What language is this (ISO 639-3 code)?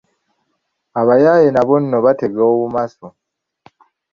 lug